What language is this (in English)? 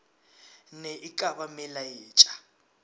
Northern Sotho